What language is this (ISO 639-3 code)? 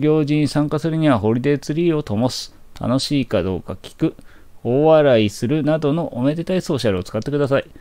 jpn